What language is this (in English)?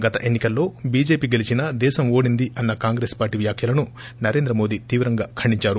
Telugu